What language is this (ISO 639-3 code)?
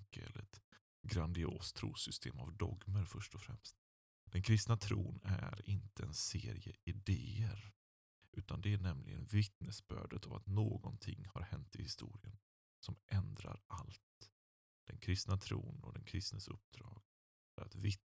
swe